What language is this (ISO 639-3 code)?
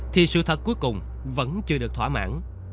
vie